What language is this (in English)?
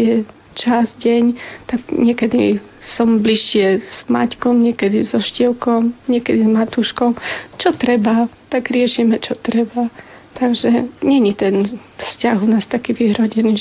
Slovak